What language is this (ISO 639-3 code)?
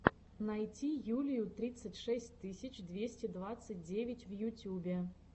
rus